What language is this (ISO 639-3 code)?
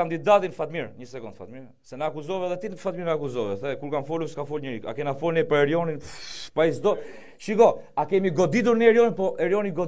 ron